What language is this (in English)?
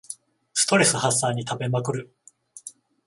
Japanese